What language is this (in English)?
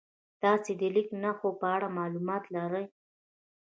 Pashto